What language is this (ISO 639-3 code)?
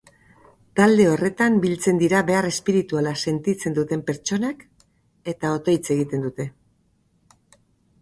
eus